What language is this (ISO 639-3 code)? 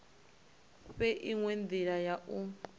ven